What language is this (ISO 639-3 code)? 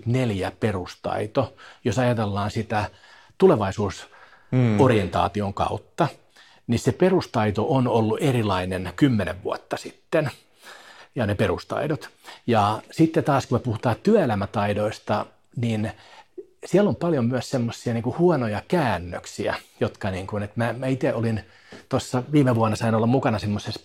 fin